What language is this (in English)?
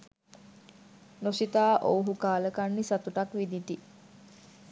Sinhala